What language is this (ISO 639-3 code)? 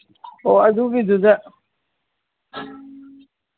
mni